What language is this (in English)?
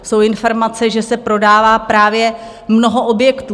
Czech